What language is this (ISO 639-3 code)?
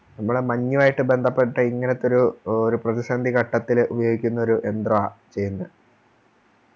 mal